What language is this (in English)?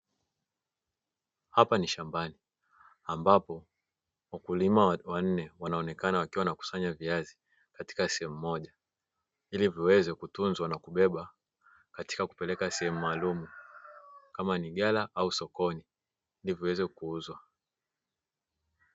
Swahili